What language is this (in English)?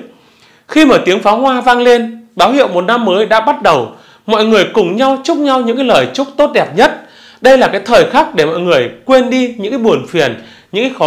Vietnamese